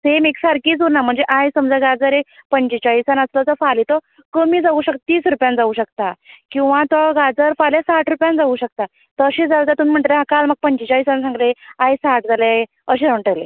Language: Konkani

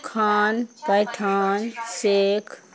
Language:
Urdu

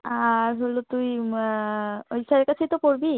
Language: Bangla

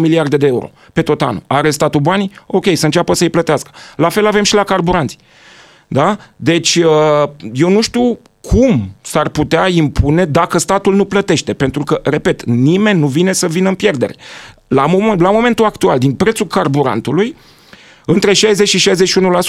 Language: Romanian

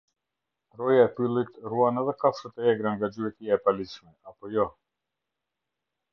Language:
Albanian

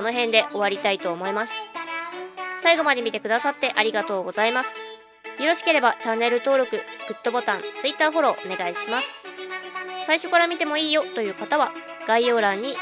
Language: Japanese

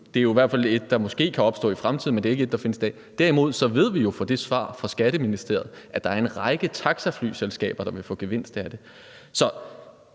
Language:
Danish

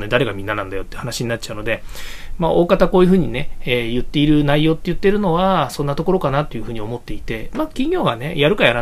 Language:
Japanese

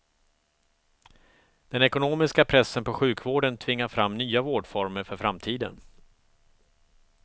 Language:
Swedish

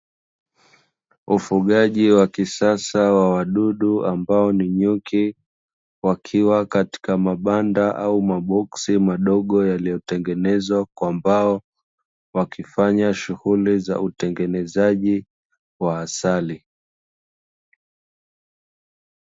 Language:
Swahili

